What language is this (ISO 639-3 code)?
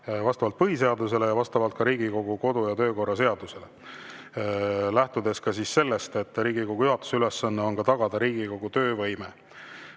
est